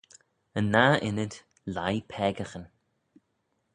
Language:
Manx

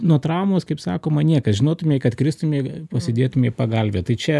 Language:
Lithuanian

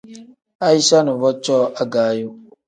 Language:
Tem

